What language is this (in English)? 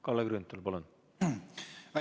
Estonian